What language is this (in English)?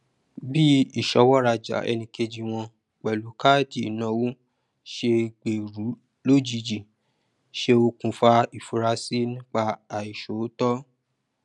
Yoruba